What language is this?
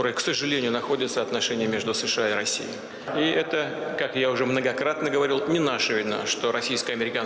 Indonesian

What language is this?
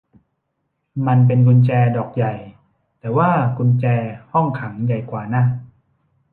Thai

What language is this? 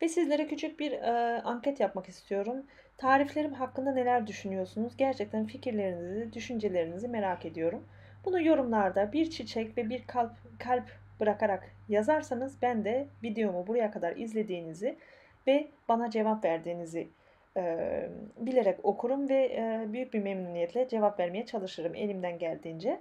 Turkish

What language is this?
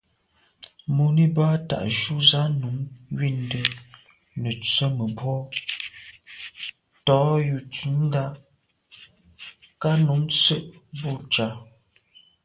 Medumba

